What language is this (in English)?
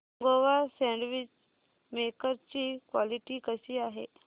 Marathi